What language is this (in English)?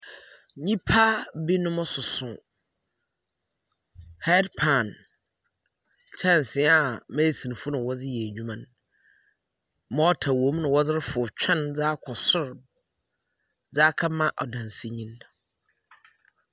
Akan